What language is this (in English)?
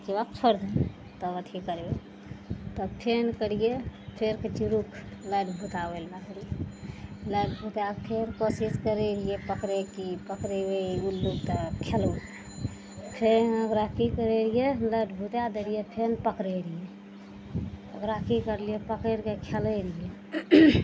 Maithili